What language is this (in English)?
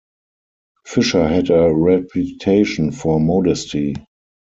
English